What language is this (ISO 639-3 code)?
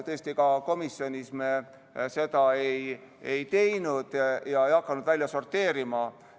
est